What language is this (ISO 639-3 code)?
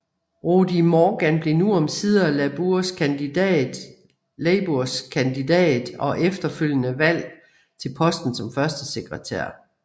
dan